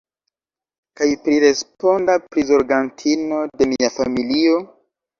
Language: Esperanto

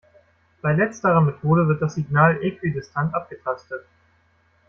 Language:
German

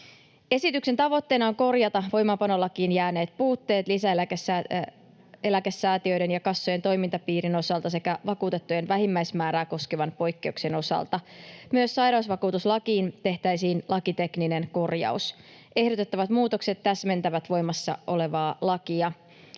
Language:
Finnish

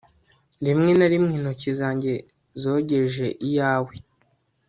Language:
Kinyarwanda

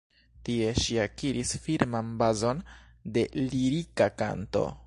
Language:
Esperanto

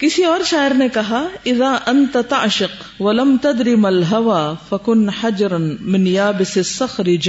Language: Urdu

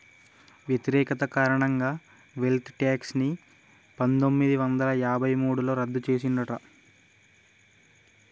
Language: Telugu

